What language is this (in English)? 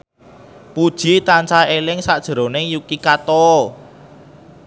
Javanese